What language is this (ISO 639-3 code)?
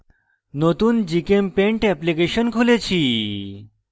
ben